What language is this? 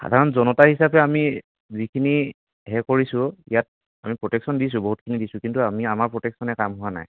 Assamese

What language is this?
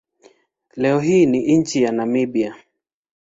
Swahili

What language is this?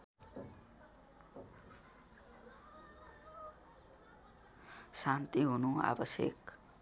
Nepali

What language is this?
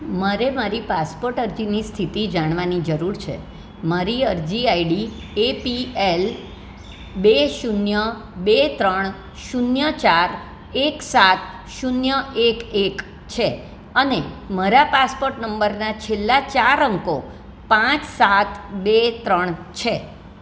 Gujarati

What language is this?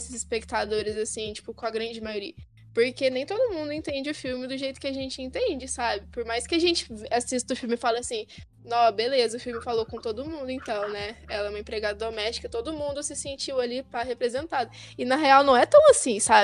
Portuguese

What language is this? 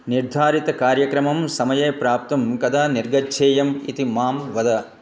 Sanskrit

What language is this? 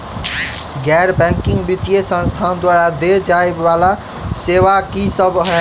Maithili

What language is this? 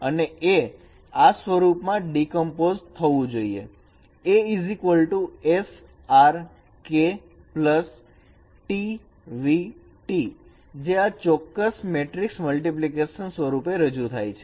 Gujarati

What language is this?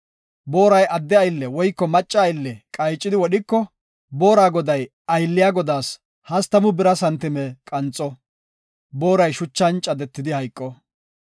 Gofa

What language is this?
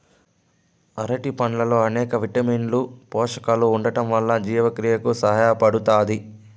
Telugu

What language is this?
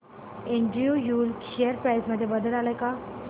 Marathi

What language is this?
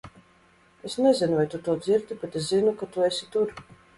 Latvian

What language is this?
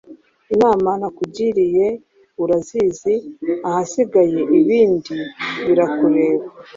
Kinyarwanda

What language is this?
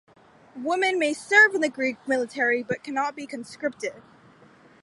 English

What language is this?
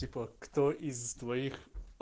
Russian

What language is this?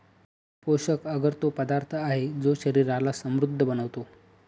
Marathi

